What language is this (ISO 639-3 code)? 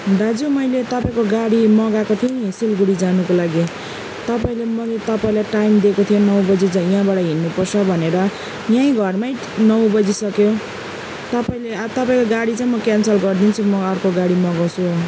nep